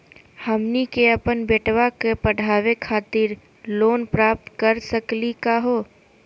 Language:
Magahi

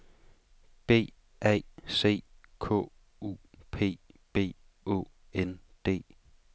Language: Danish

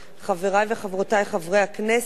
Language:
Hebrew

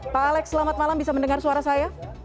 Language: Indonesian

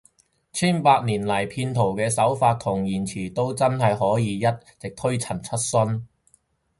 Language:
Cantonese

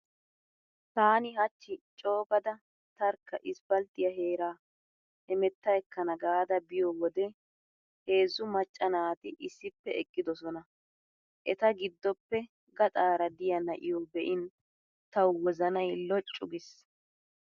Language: Wolaytta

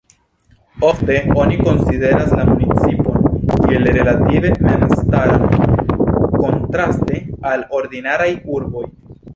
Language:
Esperanto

